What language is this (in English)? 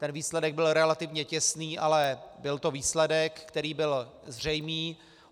Czech